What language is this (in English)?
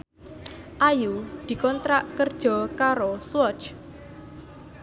Javanese